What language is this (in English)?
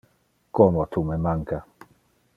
Interlingua